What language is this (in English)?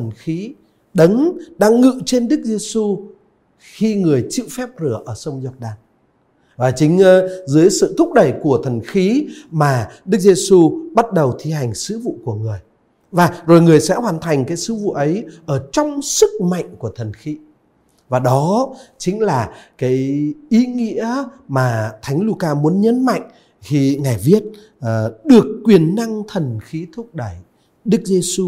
Vietnamese